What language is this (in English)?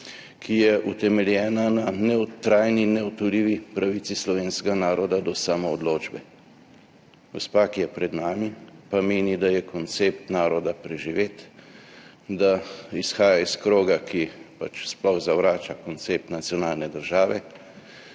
Slovenian